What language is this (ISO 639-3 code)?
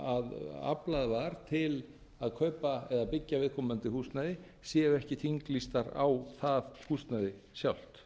isl